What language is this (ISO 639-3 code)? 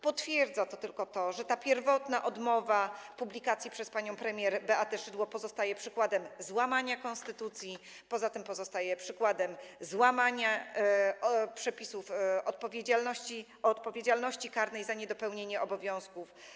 pol